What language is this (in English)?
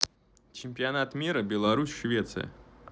Russian